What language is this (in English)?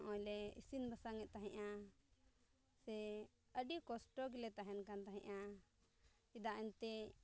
Santali